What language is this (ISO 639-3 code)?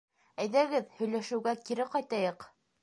bak